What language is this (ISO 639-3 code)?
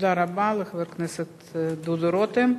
heb